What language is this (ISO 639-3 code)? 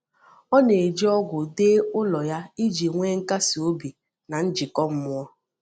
ibo